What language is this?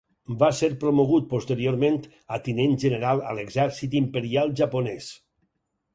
Catalan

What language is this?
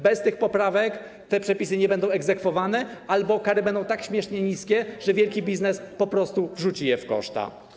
Polish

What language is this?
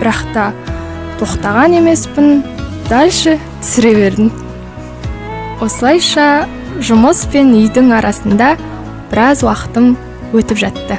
Kazakh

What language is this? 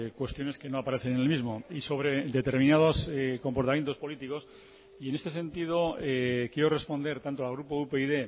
Spanish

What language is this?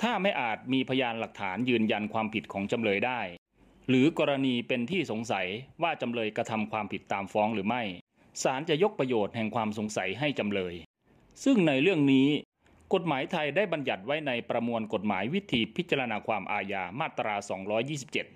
Thai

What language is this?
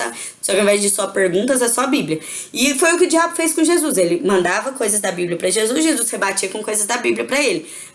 Portuguese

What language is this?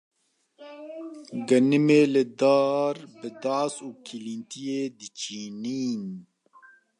Kurdish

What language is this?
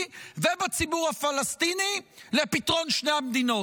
Hebrew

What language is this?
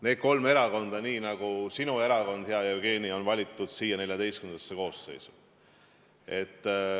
Estonian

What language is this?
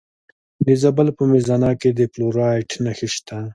Pashto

